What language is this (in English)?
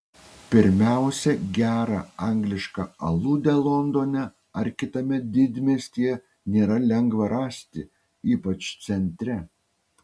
Lithuanian